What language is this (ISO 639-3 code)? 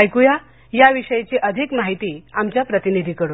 mar